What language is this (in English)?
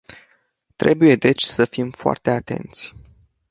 Romanian